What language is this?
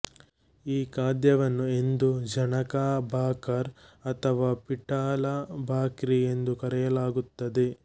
Kannada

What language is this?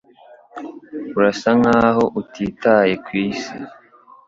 Kinyarwanda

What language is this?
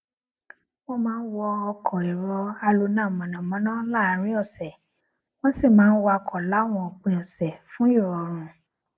Yoruba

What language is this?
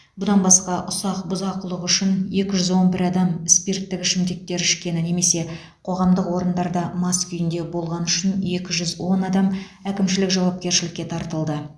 Kazakh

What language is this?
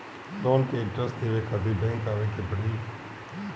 Bhojpuri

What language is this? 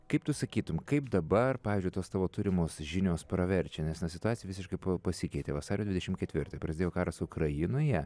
Lithuanian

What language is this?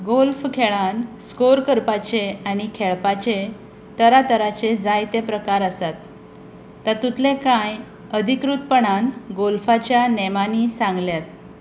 Konkani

